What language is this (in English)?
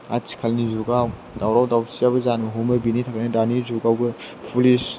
Bodo